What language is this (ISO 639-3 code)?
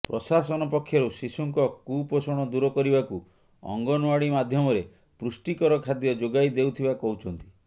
ori